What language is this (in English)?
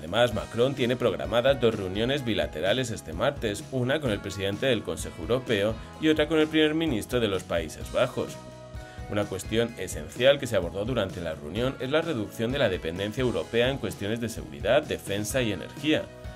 Spanish